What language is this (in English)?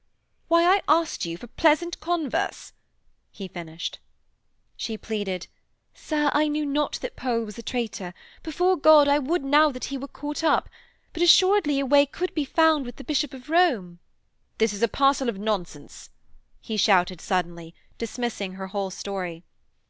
English